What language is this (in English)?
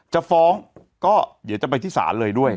Thai